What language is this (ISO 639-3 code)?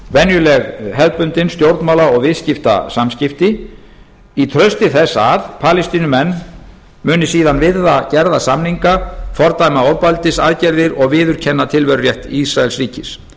isl